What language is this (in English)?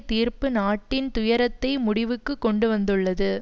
Tamil